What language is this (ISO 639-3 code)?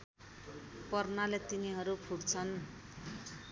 nep